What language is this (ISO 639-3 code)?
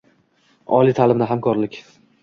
uzb